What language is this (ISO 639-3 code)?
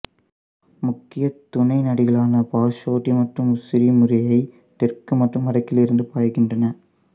tam